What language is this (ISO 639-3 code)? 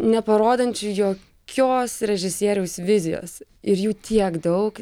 lit